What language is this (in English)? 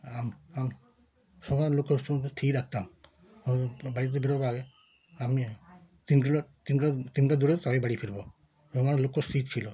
Bangla